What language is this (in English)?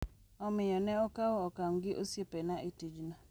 Luo (Kenya and Tanzania)